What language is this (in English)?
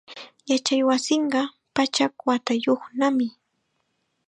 Chiquián Ancash Quechua